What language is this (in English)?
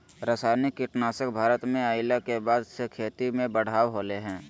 Magahi